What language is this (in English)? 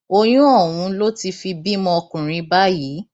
Yoruba